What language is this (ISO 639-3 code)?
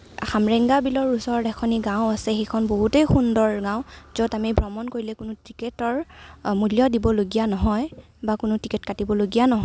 asm